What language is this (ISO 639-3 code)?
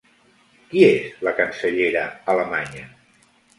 cat